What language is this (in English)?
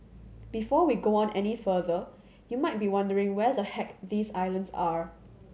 English